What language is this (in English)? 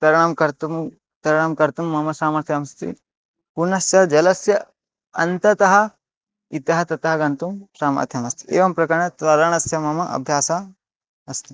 Sanskrit